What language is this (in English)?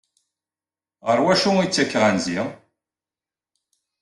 Kabyle